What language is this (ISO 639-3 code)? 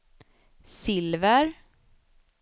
swe